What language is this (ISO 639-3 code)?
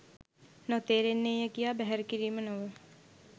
sin